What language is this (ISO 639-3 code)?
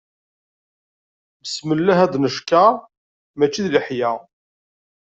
kab